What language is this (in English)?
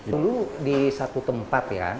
Indonesian